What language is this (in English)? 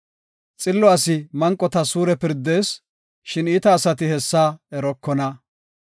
Gofa